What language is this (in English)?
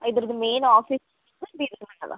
Kannada